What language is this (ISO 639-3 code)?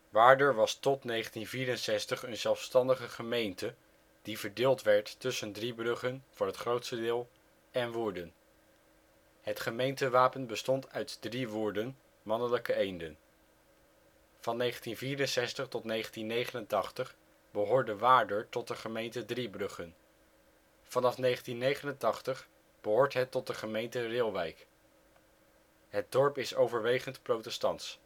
nld